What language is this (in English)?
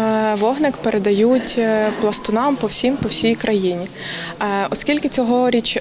Ukrainian